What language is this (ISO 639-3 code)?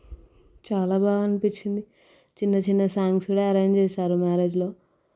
tel